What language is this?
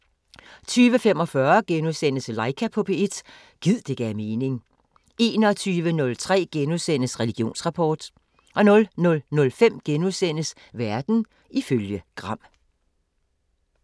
Danish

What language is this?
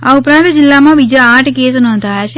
Gujarati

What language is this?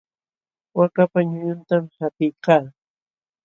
Jauja Wanca Quechua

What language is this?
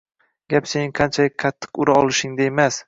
Uzbek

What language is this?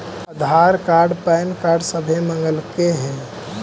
Magahi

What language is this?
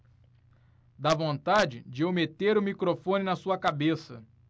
Portuguese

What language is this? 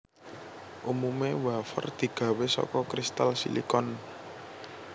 Javanese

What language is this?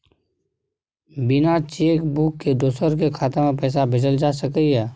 Maithili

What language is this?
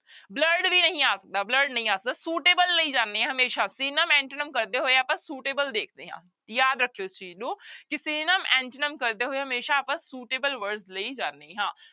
Punjabi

